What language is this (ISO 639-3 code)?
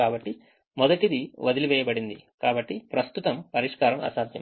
tel